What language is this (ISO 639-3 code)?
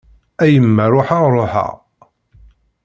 kab